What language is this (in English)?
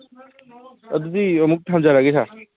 Manipuri